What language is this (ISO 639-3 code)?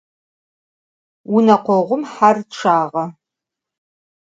ady